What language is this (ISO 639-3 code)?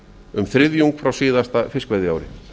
isl